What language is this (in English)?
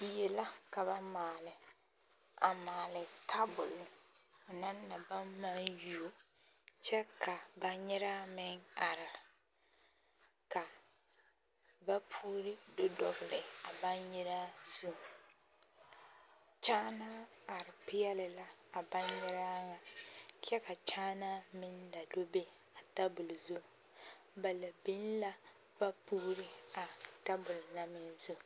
Southern Dagaare